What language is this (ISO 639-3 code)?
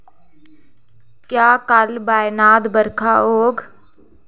doi